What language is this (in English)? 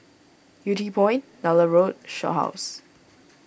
English